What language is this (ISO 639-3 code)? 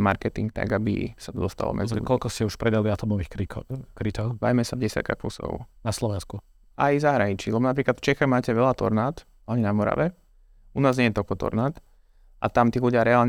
slk